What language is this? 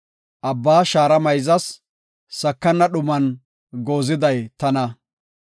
Gofa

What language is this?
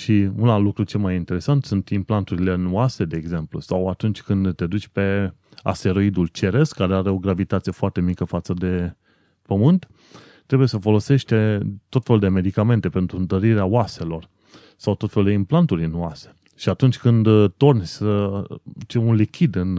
Romanian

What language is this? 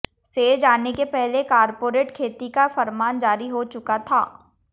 Hindi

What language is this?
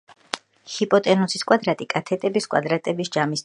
Georgian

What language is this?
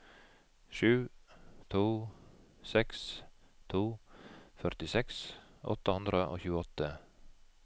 Norwegian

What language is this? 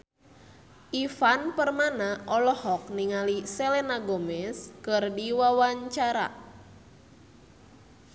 Sundanese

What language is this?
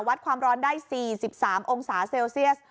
Thai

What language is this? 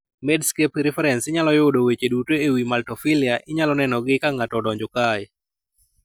Luo (Kenya and Tanzania)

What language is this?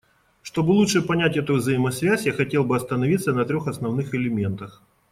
Russian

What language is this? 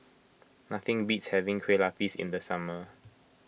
English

